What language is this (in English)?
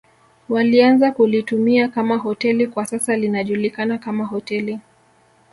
Swahili